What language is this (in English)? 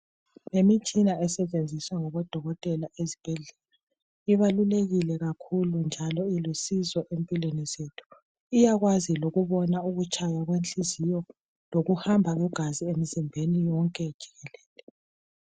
North Ndebele